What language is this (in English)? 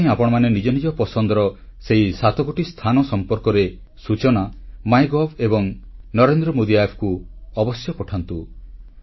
Odia